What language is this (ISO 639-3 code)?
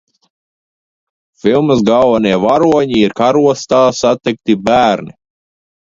lav